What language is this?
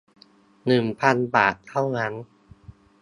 Thai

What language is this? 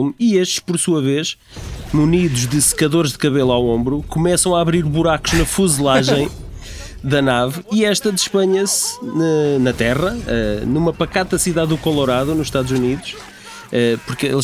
Portuguese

